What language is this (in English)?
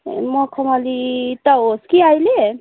Nepali